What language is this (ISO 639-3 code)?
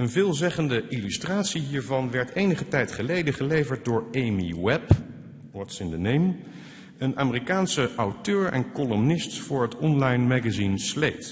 nld